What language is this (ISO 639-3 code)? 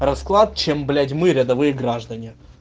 rus